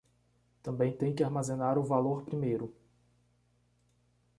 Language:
Portuguese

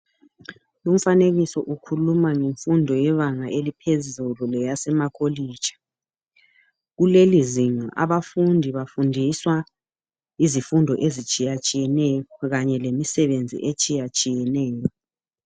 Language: North Ndebele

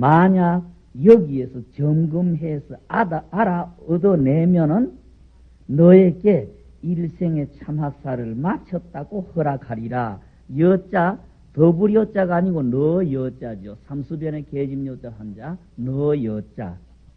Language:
Korean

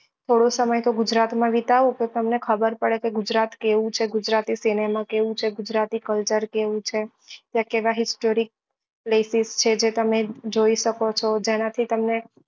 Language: Gujarati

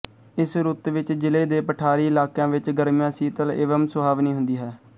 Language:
Punjabi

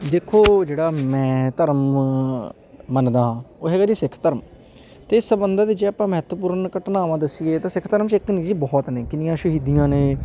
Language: Punjabi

